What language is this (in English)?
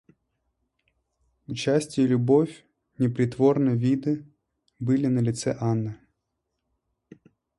Russian